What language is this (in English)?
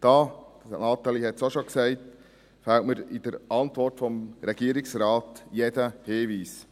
Swiss German